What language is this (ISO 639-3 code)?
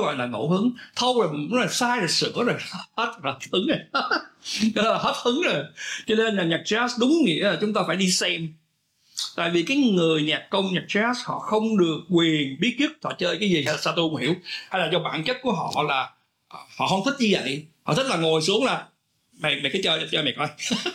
vie